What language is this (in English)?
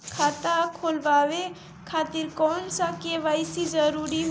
Bhojpuri